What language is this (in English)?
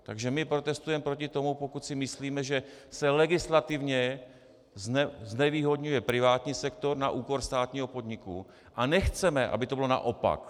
Czech